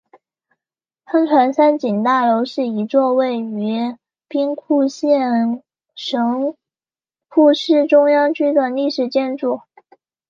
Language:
Chinese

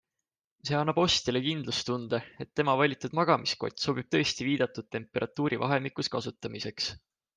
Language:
Estonian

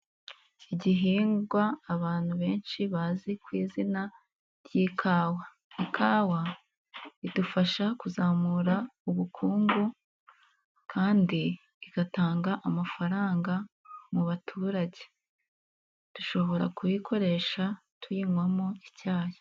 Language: Kinyarwanda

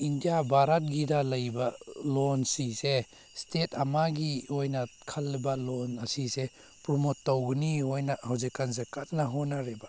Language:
Manipuri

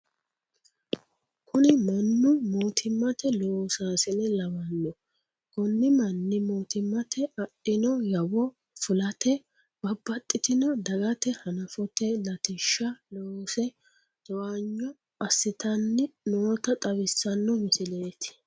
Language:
Sidamo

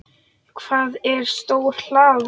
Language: Icelandic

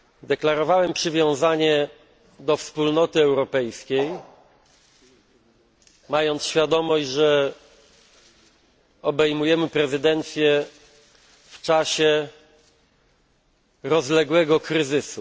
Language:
Polish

